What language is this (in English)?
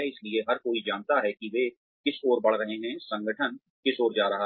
Hindi